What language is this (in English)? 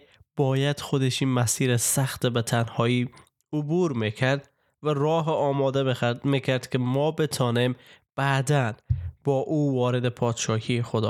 Persian